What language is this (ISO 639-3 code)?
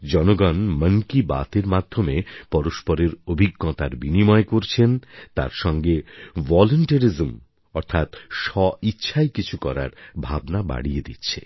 ben